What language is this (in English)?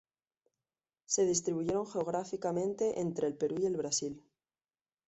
Spanish